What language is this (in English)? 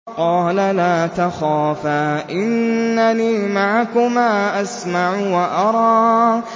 Arabic